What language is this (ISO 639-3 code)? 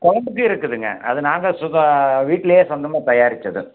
tam